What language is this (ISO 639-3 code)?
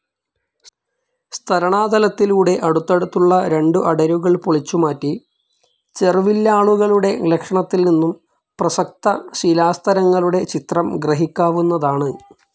mal